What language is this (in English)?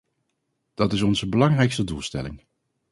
Dutch